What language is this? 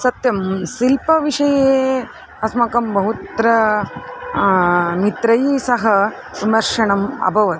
Sanskrit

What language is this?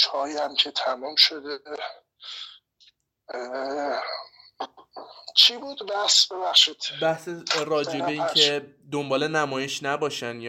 Persian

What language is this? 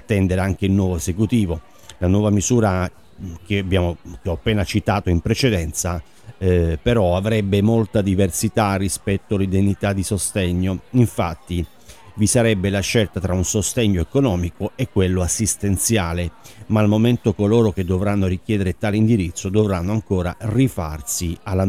Italian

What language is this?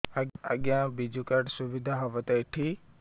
Odia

